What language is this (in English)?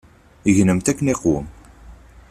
Kabyle